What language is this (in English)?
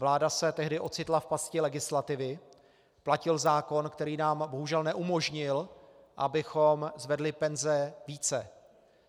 Czech